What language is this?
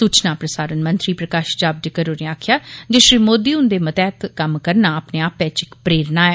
Dogri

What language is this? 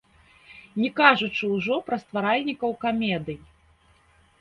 Belarusian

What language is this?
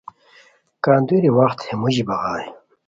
Khowar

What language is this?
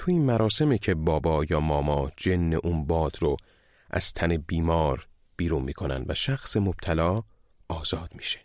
Persian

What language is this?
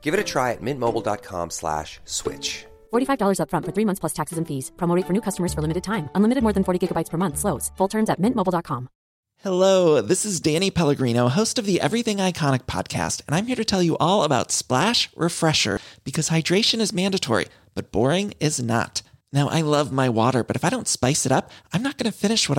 Filipino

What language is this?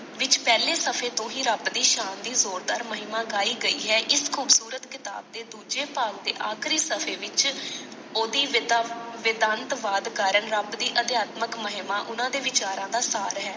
Punjabi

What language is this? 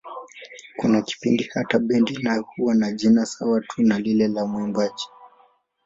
Swahili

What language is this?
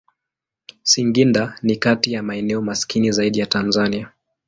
Swahili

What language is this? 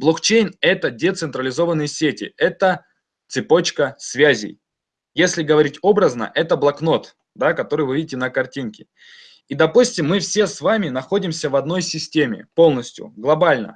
Russian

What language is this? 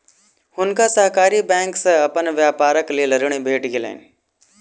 Maithili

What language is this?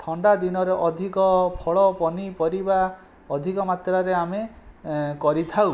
Odia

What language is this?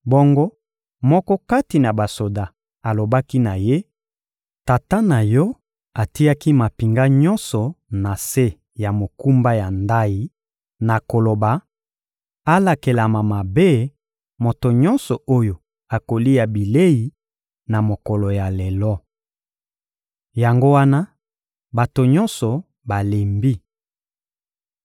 Lingala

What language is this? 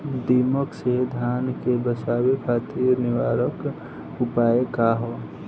Bhojpuri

